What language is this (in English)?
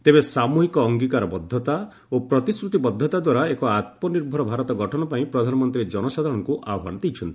Odia